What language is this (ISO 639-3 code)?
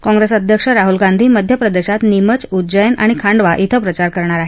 mar